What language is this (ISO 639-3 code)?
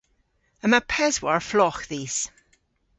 cor